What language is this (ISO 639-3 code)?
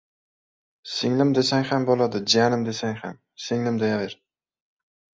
uzb